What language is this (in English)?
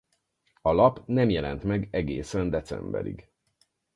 Hungarian